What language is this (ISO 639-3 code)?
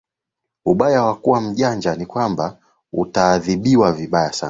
swa